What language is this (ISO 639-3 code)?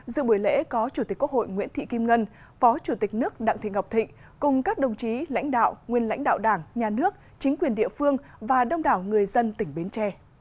vie